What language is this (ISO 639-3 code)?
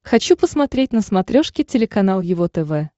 rus